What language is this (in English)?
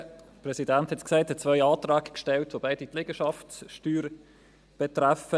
Swiss German